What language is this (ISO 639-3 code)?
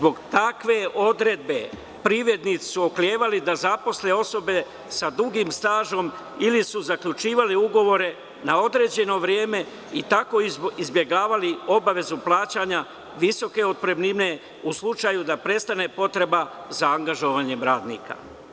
srp